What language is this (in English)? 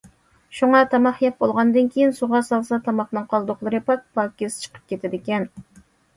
Uyghur